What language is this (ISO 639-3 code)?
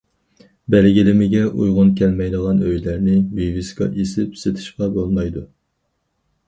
uig